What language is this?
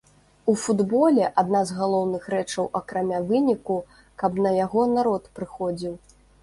Belarusian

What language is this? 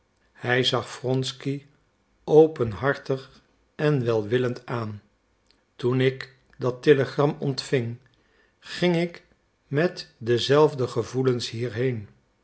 Dutch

